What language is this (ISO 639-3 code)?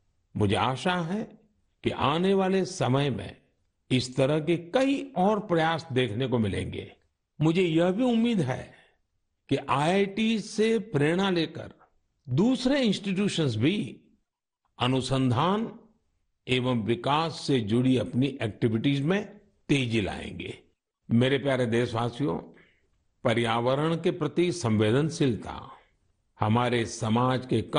hin